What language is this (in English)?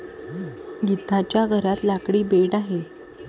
Marathi